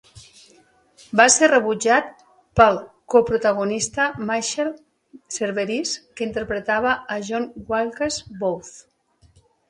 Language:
Catalan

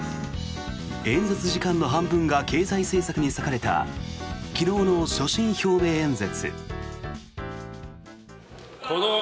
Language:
Japanese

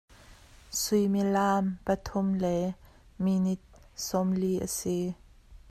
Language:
Hakha Chin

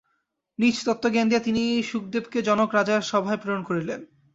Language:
Bangla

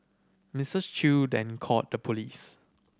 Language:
English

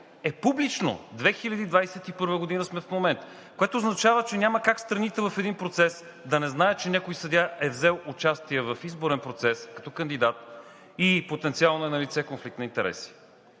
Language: Bulgarian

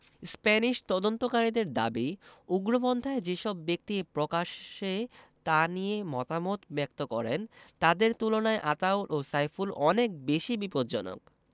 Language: Bangla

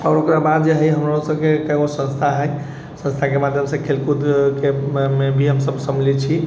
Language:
Maithili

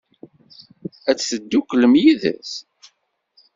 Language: Kabyle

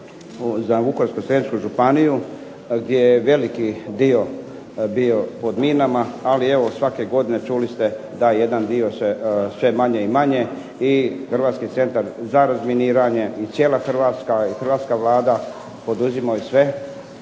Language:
Croatian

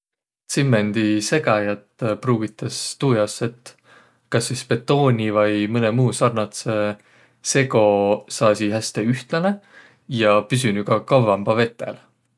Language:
Võro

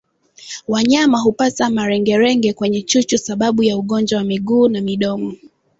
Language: Swahili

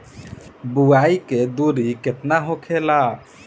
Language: Bhojpuri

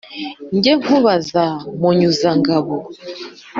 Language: Kinyarwanda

